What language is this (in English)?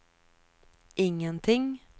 Swedish